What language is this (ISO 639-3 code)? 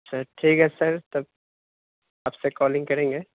urd